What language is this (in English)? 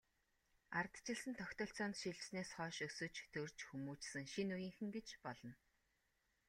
Mongolian